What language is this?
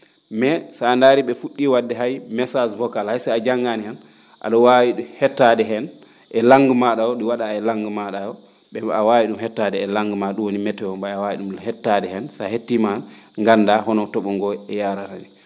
Fula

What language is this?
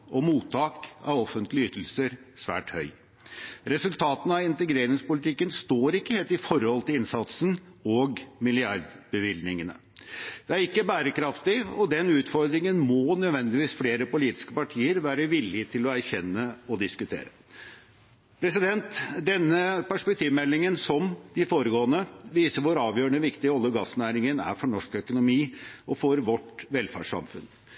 Norwegian Bokmål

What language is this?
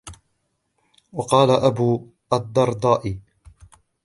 Arabic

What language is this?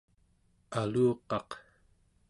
Central Yupik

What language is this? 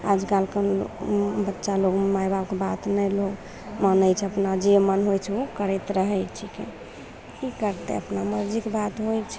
Maithili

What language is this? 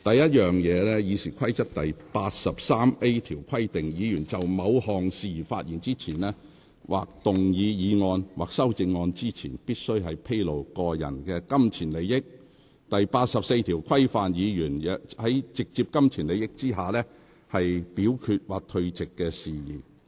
Cantonese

